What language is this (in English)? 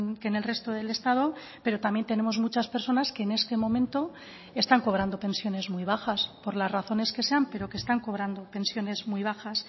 Spanish